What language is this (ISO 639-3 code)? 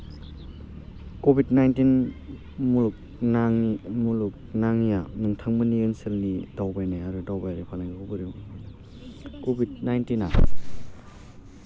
brx